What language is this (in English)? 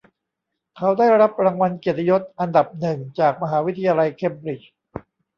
Thai